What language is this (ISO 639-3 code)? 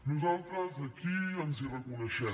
cat